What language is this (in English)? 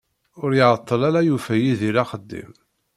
Kabyle